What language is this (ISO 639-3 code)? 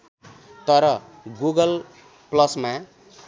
nep